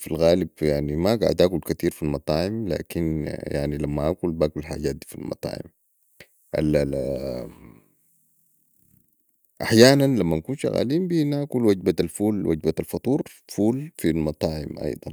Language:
Sudanese Arabic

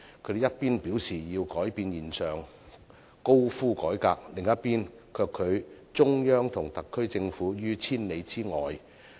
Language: Cantonese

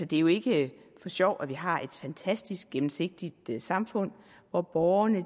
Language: Danish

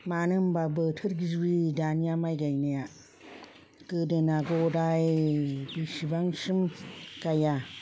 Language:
Bodo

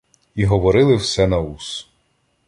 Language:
Ukrainian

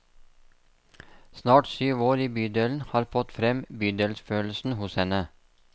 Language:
Norwegian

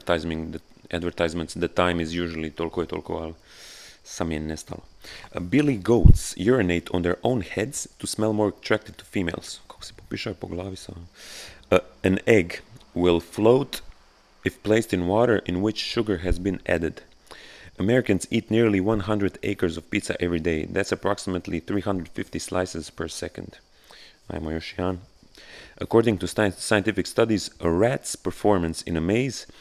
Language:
Croatian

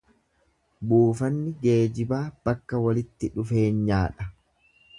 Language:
Oromo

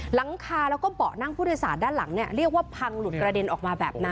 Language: Thai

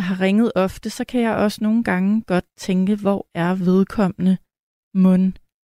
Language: Danish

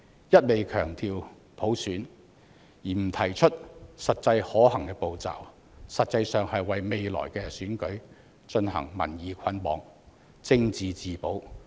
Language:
Cantonese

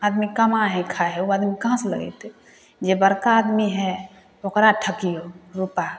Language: Maithili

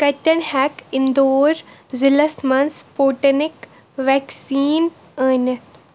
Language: Kashmiri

